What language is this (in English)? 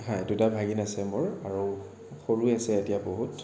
Assamese